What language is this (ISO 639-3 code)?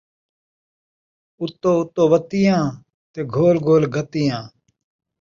skr